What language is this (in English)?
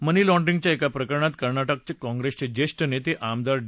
Marathi